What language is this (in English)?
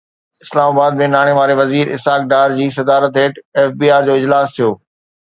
Sindhi